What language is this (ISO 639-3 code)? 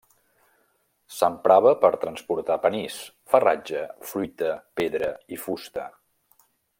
cat